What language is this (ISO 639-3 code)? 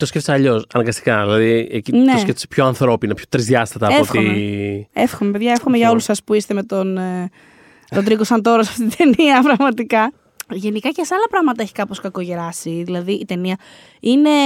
ell